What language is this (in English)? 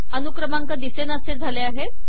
Marathi